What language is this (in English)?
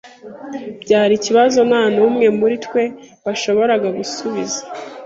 Kinyarwanda